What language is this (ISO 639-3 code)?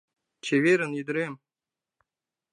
chm